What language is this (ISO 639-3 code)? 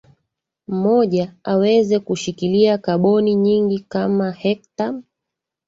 swa